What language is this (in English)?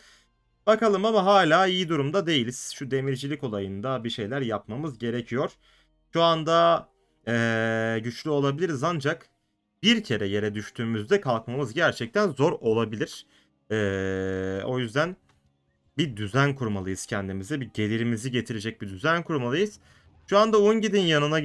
Turkish